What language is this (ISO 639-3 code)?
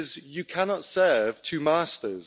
eng